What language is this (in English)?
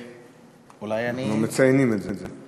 Hebrew